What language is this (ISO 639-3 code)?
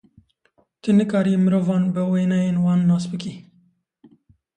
kur